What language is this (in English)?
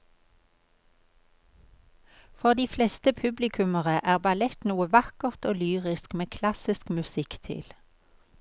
Norwegian